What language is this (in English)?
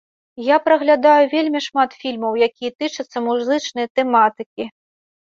Belarusian